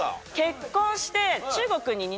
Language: Japanese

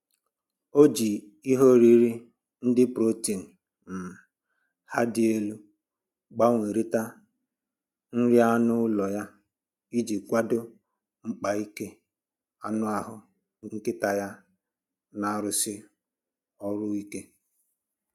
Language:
Igbo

